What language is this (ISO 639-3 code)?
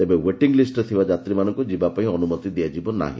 ori